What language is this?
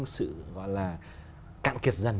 Vietnamese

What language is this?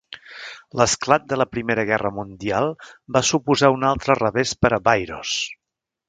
Catalan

